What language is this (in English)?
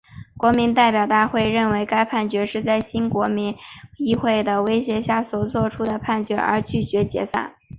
Chinese